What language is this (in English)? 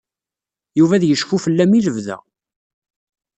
Kabyle